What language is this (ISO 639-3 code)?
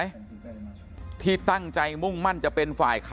tha